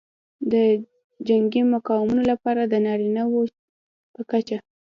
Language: Pashto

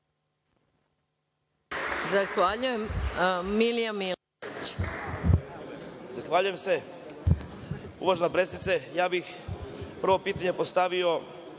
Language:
Serbian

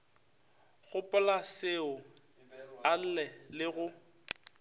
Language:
Northern Sotho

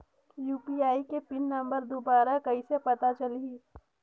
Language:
Chhattisgarhi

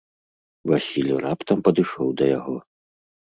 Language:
Belarusian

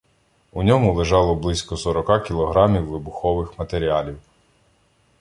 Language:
Ukrainian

